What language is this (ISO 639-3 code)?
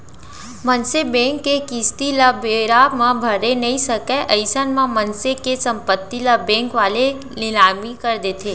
hne